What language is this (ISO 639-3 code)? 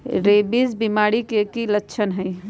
mag